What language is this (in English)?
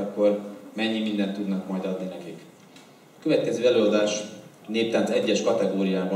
Hungarian